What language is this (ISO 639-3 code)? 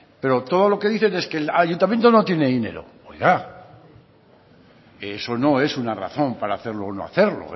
spa